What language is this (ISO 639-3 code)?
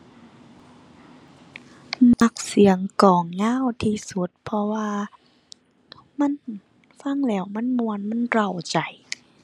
tha